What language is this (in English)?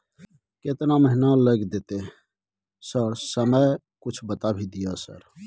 Maithili